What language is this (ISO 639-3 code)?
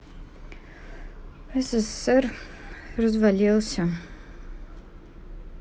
rus